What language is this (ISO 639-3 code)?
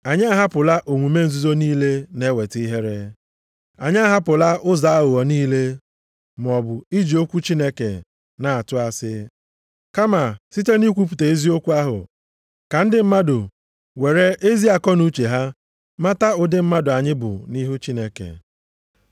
ibo